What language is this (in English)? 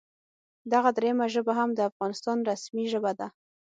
Pashto